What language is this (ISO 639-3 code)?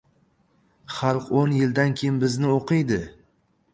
uzb